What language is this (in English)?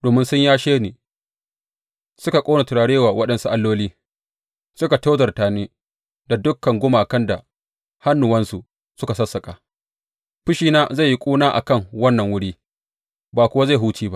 Hausa